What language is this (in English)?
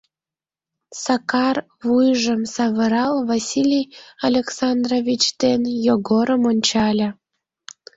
Mari